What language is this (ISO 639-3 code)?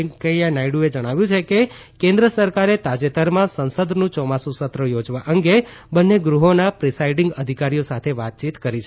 guj